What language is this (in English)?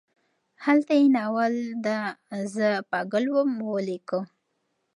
Pashto